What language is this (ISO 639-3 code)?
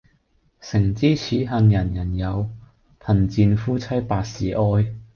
yue